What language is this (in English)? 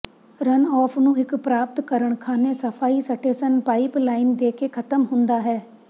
Punjabi